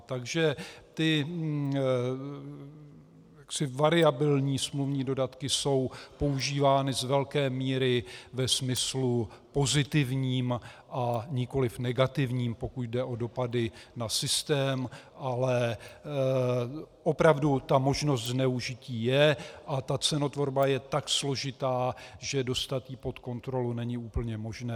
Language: Czech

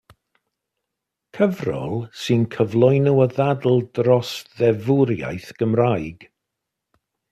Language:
Welsh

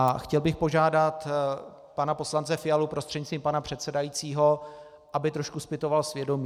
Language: Czech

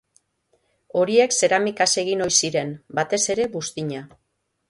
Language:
Basque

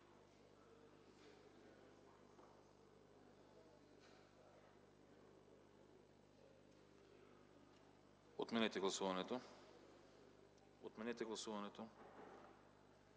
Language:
Bulgarian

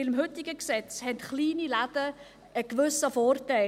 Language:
Swiss German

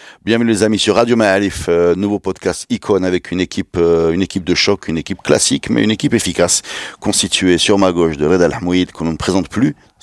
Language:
French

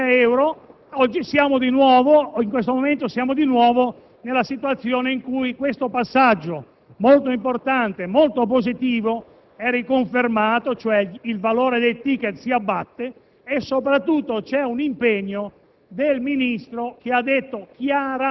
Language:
Italian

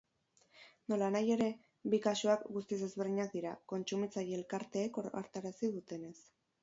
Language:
Basque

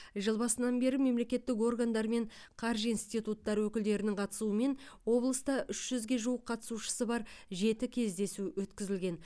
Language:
Kazakh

